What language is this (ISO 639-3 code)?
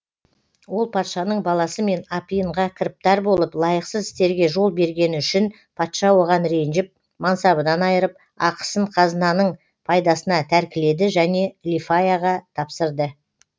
kaz